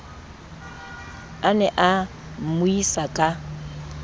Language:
Southern Sotho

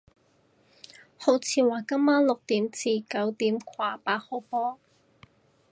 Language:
Cantonese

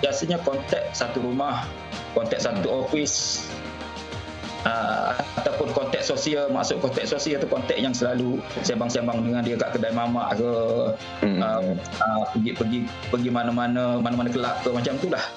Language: Malay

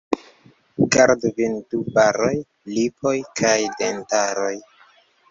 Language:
Esperanto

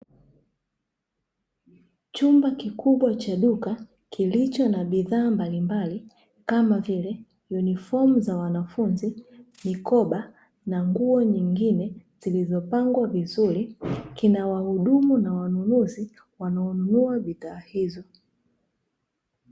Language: Swahili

